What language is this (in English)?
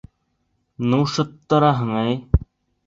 Bashkir